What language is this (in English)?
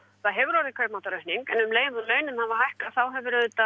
Icelandic